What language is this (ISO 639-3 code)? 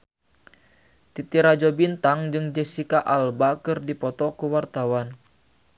sun